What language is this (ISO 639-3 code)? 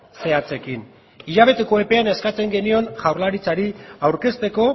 eus